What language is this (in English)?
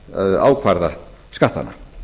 Icelandic